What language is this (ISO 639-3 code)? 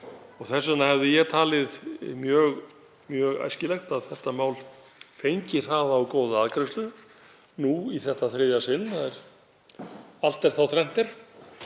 isl